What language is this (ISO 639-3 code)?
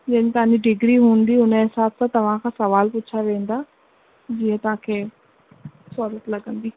snd